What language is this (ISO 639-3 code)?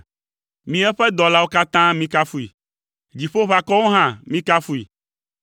ewe